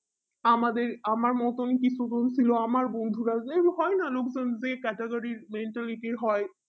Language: Bangla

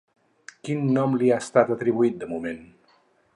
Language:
Catalan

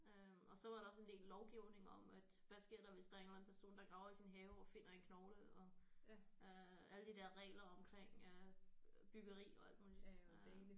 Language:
Danish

